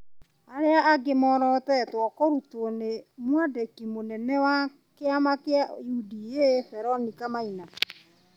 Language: Kikuyu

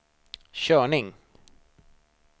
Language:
Swedish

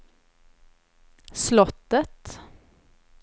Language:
Swedish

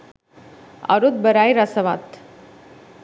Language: Sinhala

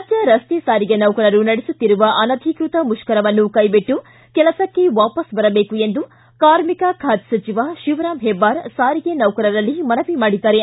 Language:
Kannada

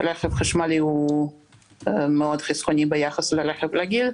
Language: Hebrew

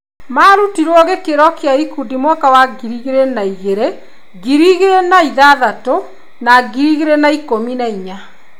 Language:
Kikuyu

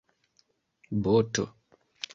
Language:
Esperanto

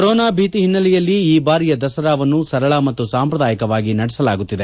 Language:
Kannada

